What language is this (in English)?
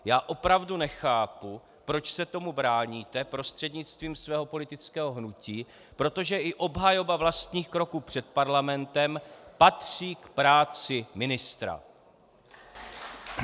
Czech